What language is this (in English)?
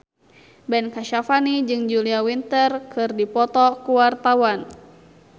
Sundanese